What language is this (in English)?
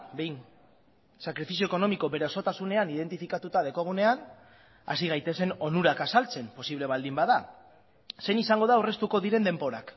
Basque